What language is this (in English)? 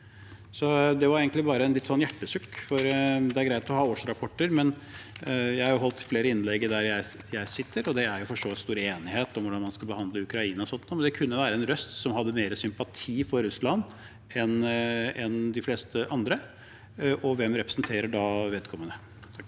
Norwegian